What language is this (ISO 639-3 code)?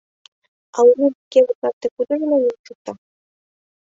chm